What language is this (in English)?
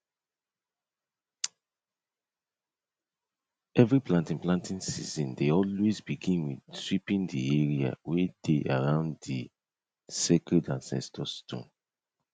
Nigerian Pidgin